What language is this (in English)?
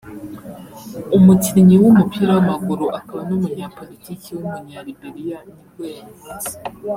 Kinyarwanda